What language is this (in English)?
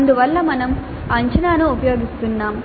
Telugu